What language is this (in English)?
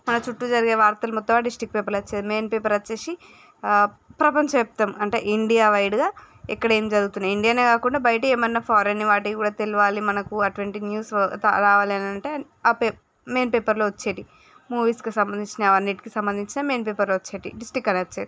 Telugu